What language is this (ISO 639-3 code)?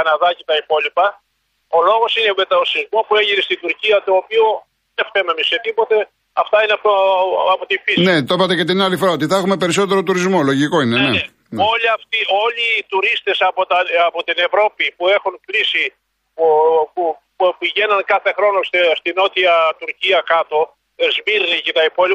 ell